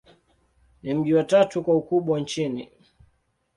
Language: Swahili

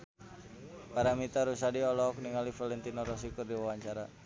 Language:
Sundanese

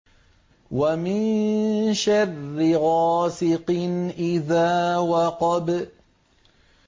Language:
Arabic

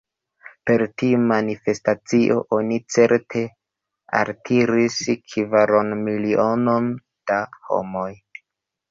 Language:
Esperanto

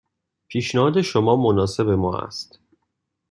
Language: Persian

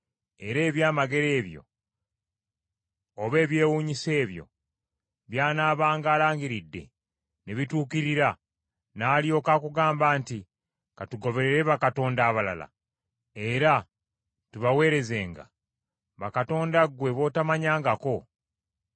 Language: Ganda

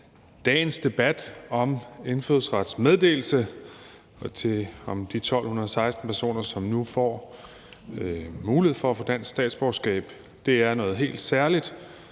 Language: Danish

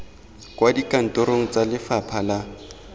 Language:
Tswana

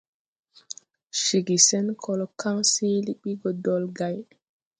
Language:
Tupuri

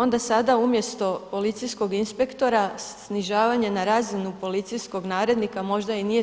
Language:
Croatian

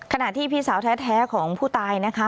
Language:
Thai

